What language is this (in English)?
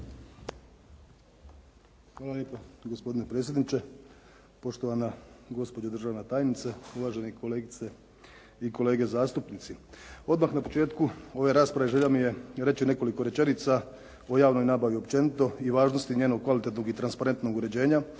Croatian